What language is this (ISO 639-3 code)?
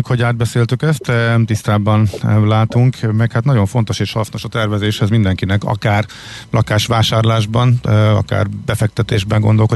hun